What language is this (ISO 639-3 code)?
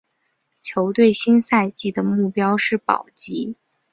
zho